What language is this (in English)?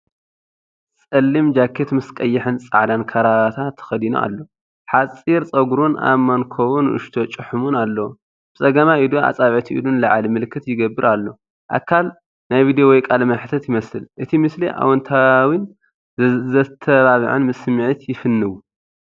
Tigrinya